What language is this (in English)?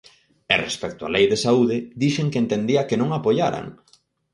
Galician